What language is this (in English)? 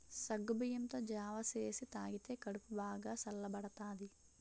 Telugu